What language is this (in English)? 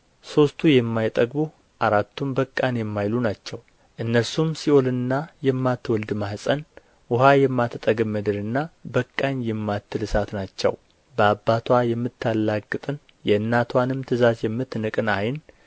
Amharic